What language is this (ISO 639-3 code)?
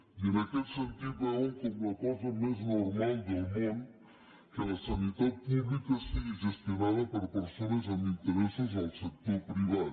cat